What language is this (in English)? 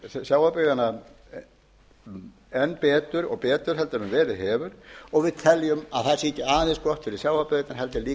Icelandic